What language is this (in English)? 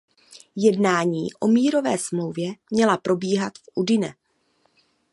Czech